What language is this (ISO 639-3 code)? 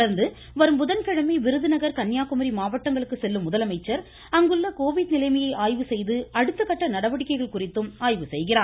tam